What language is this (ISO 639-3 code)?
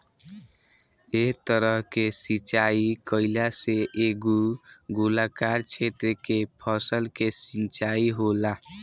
bho